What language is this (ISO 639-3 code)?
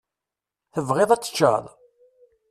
kab